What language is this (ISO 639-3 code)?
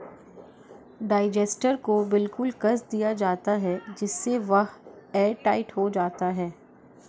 hin